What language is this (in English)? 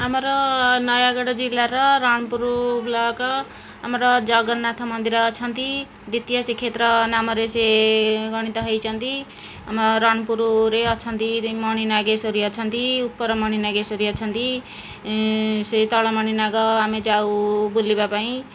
Odia